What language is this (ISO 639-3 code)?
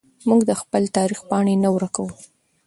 pus